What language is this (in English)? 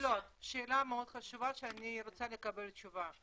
Hebrew